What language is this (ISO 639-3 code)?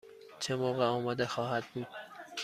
fas